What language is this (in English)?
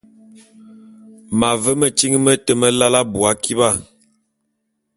Bulu